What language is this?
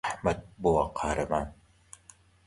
Central Kurdish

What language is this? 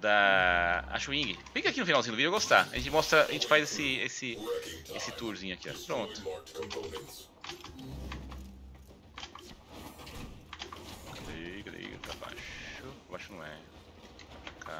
Portuguese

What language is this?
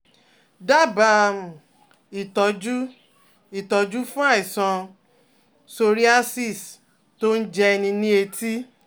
Yoruba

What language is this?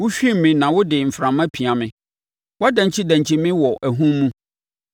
Akan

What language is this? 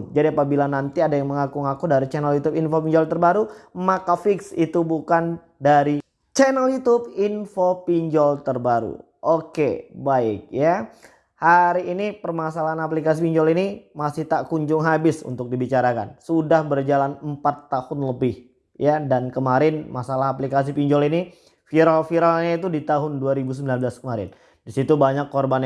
Indonesian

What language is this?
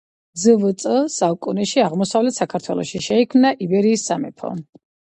Georgian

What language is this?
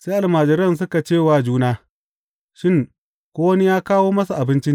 Hausa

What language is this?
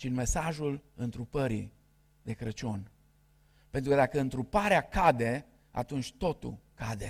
Romanian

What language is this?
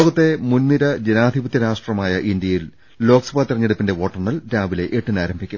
Malayalam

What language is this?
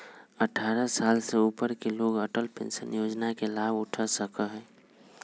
Magahi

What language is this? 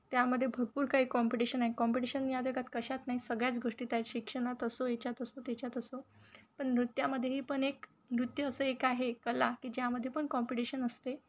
Marathi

